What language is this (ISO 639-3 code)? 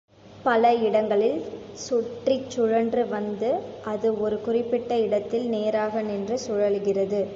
tam